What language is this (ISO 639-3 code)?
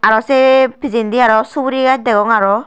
ccp